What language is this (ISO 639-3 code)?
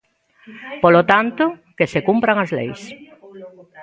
glg